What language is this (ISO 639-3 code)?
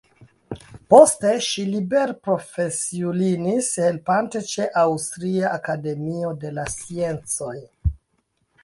epo